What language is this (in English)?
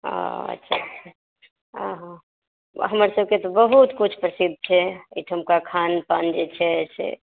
Maithili